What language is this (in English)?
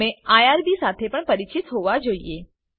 Gujarati